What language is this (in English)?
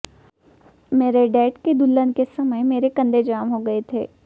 Hindi